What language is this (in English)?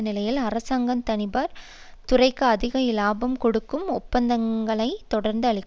Tamil